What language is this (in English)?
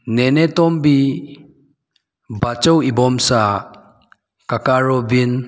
Manipuri